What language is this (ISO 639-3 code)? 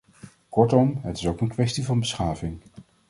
nld